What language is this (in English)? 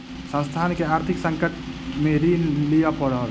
Maithili